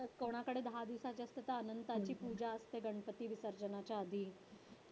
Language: Marathi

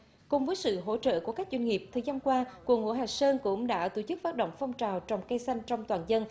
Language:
Vietnamese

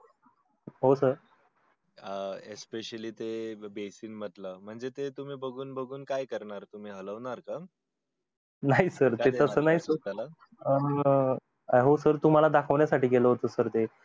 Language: Marathi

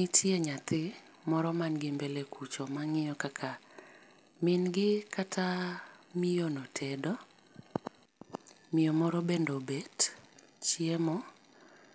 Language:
Luo (Kenya and Tanzania)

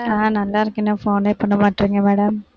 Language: Tamil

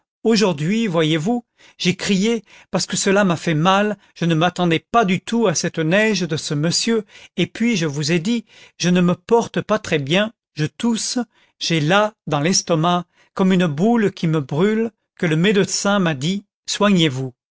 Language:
French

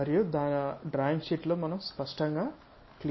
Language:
Telugu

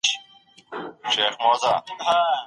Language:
Pashto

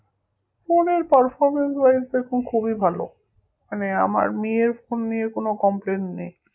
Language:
Bangla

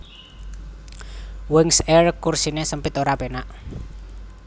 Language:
Javanese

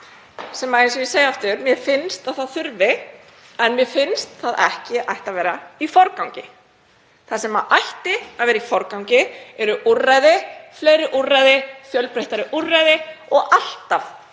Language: Icelandic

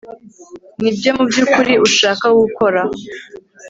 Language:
Kinyarwanda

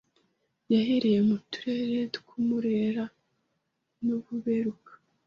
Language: Kinyarwanda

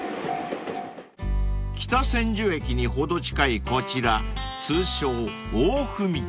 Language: Japanese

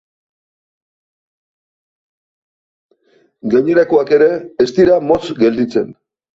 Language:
Basque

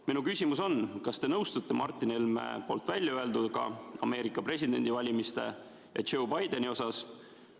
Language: Estonian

